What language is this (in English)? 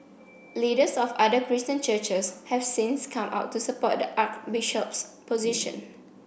English